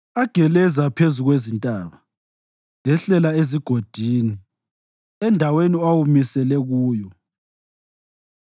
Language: North Ndebele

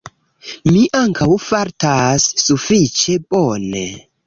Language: Esperanto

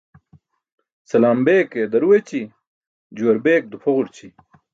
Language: Burushaski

